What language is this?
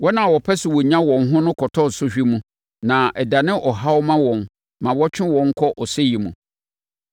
Akan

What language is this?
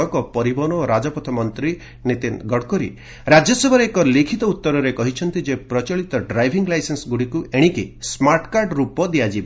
Odia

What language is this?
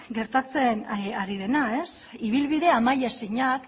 Basque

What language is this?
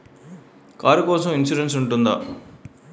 Telugu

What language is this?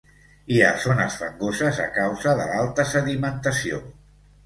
Catalan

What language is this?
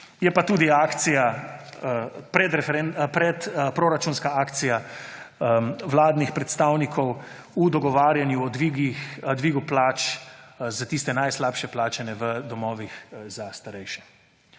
Slovenian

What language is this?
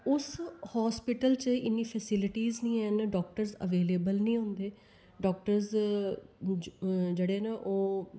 Dogri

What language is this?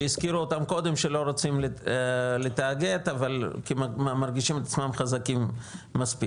Hebrew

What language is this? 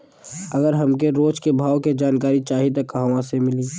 Bhojpuri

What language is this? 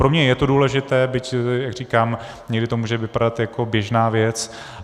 Czech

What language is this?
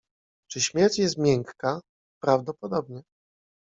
Polish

